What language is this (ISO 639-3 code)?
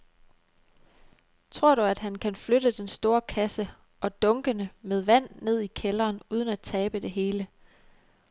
dan